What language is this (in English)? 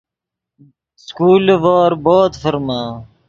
Yidgha